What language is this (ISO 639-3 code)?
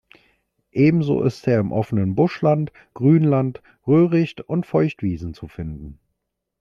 deu